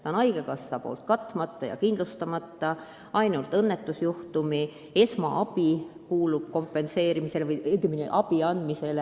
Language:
Estonian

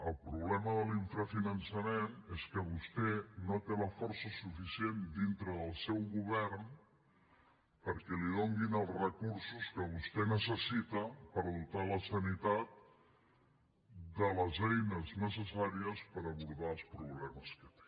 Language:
Catalan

